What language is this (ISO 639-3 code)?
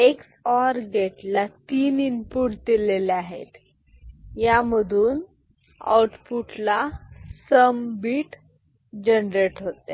mar